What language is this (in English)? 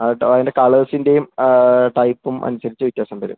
Malayalam